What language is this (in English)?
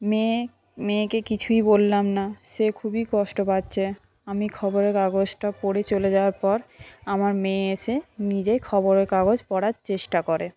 Bangla